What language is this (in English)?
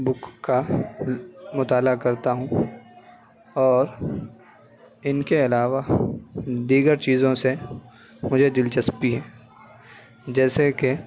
Urdu